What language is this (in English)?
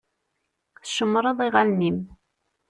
Kabyle